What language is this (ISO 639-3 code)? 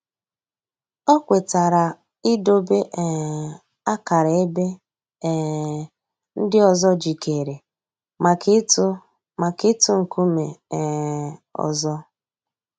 ibo